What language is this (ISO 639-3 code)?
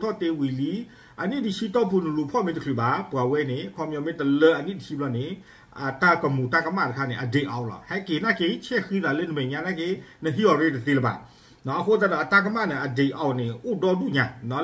tha